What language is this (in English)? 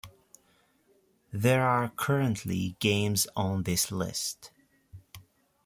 English